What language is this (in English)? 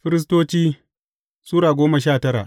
Hausa